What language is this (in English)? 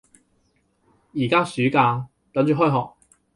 Cantonese